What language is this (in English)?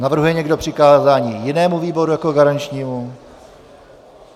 Czech